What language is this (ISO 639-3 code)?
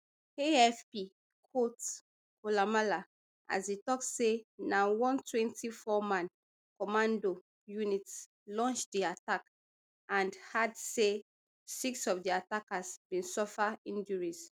pcm